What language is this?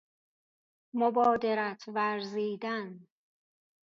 Persian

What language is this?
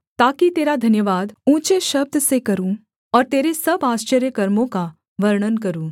Hindi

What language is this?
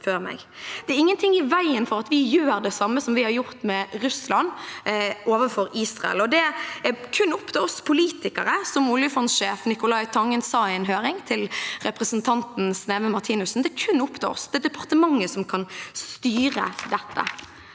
Norwegian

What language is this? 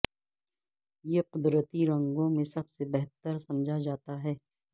Urdu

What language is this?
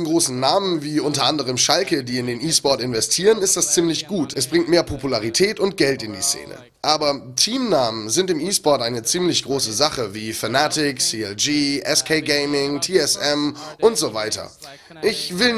German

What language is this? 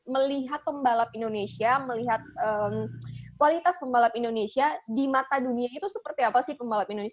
Indonesian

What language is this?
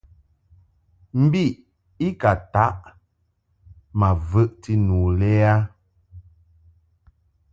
Mungaka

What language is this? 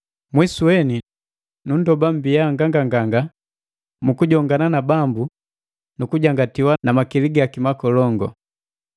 Matengo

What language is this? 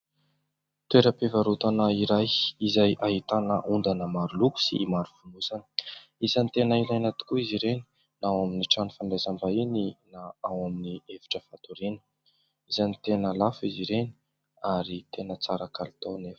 Malagasy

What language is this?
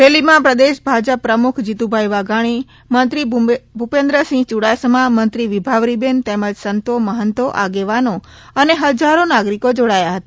Gujarati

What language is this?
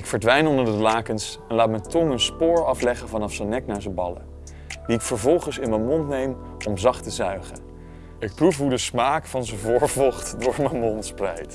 Dutch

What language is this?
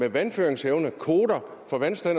Danish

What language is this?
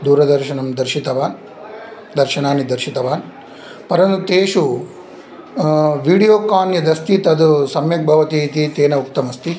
Sanskrit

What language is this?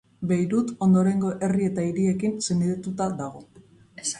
Basque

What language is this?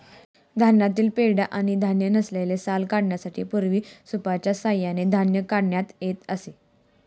Marathi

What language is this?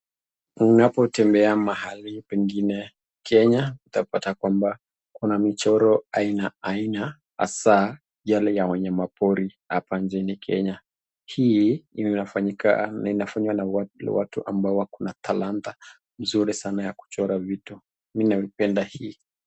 Swahili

